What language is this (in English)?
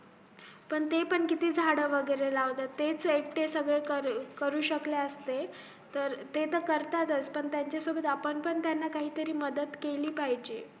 Marathi